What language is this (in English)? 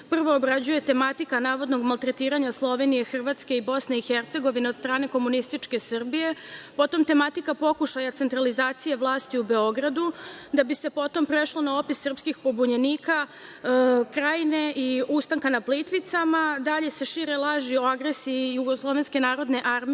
Serbian